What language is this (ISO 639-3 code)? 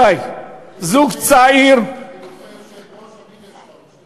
heb